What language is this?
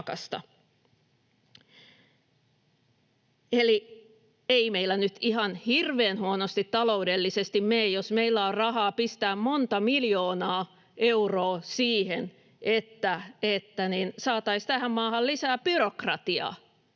Finnish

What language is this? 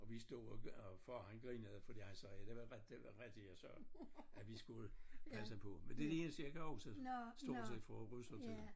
Danish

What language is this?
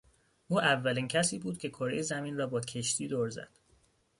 Persian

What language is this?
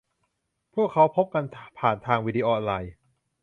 Thai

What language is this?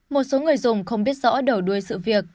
Vietnamese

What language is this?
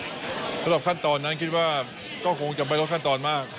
Thai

